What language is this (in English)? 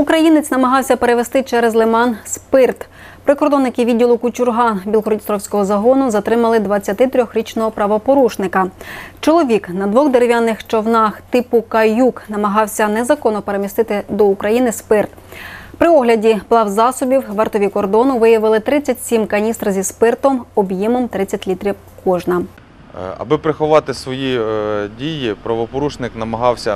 Ukrainian